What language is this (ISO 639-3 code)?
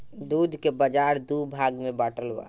bho